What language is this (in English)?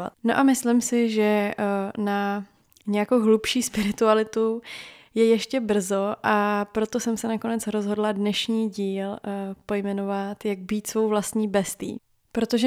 Czech